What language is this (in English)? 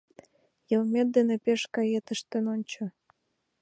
Mari